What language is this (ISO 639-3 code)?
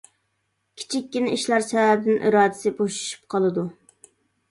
uig